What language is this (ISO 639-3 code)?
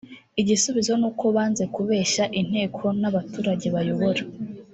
kin